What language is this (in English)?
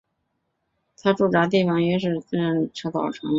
Chinese